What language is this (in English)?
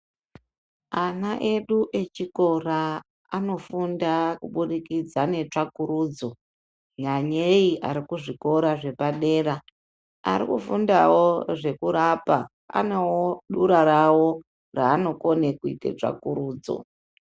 Ndau